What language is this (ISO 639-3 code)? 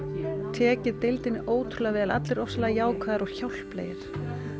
isl